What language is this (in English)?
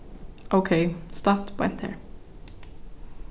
Faroese